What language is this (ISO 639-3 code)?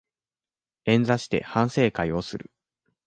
jpn